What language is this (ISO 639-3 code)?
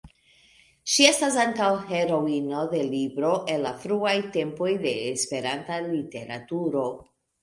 epo